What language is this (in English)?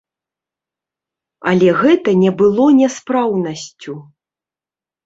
Belarusian